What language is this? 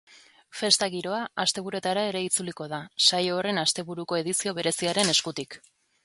Basque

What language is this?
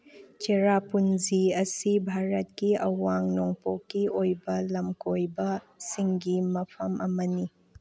Manipuri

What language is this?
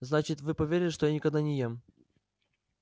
Russian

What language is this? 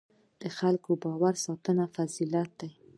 Pashto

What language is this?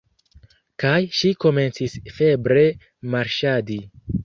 Esperanto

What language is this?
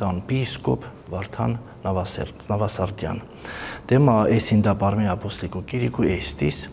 Romanian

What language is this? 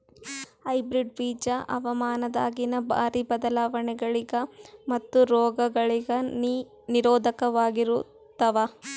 Kannada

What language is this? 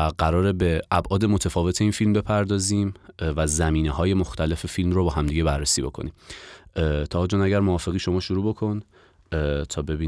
Persian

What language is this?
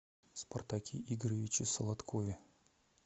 Russian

